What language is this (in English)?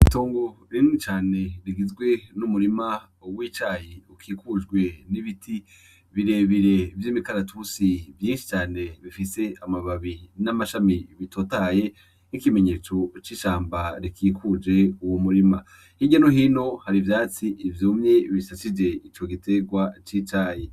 Rundi